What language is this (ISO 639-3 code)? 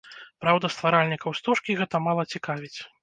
bel